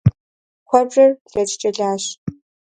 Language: Kabardian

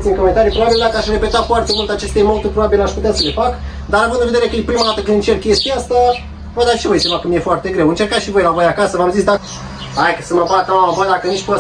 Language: Romanian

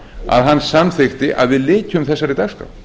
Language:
Icelandic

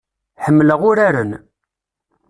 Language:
Kabyle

